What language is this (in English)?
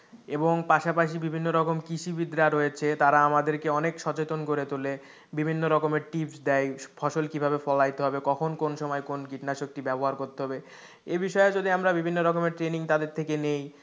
Bangla